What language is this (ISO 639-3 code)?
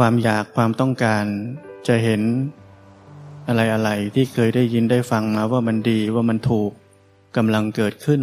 tha